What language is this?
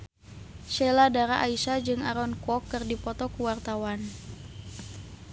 Sundanese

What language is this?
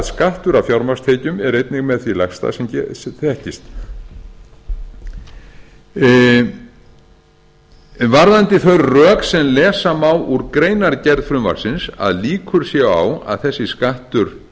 Icelandic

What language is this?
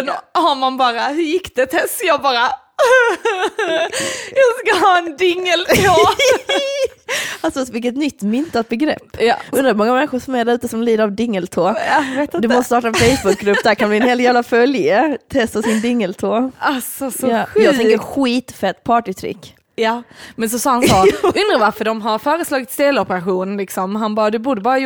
Swedish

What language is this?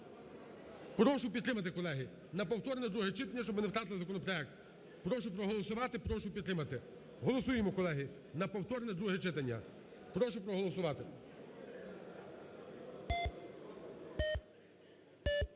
Ukrainian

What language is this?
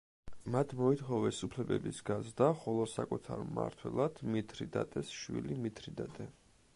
Georgian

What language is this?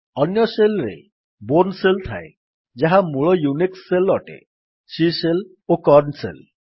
Odia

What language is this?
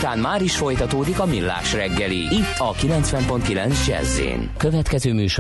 Hungarian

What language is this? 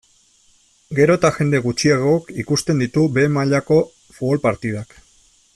Basque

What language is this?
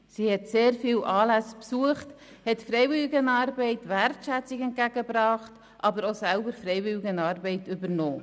Swiss German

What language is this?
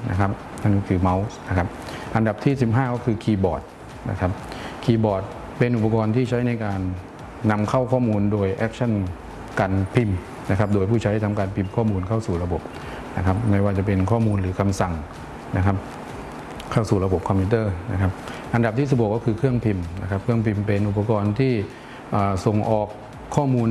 Thai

